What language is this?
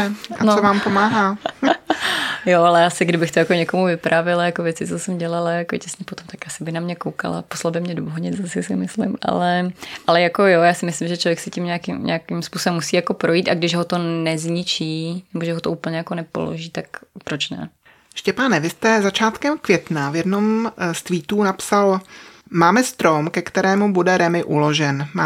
Czech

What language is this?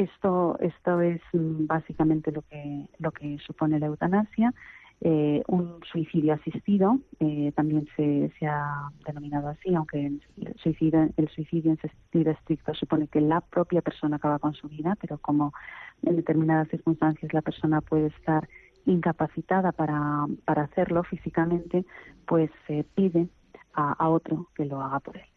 Spanish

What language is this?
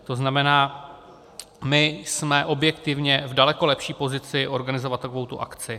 Czech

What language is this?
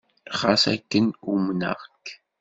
Kabyle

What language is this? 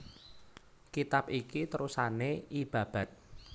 Javanese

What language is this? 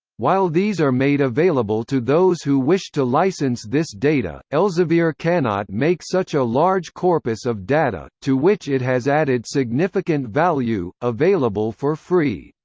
English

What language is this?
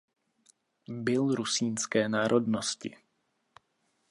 Czech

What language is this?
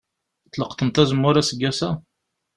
Kabyle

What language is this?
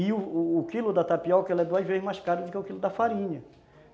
Portuguese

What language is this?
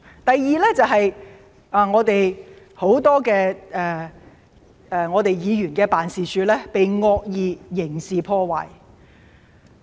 Cantonese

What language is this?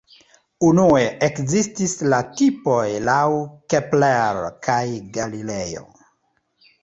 Esperanto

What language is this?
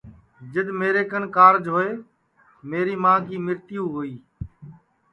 Sansi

